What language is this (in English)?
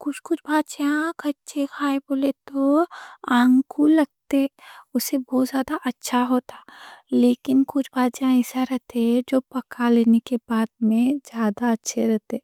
Deccan